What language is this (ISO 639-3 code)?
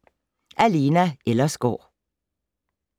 dan